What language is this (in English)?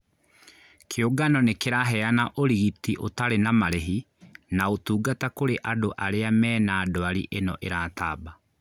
Kikuyu